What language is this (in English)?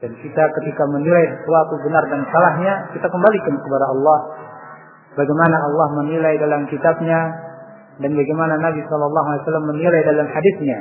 Indonesian